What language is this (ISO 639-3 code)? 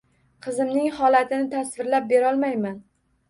uzb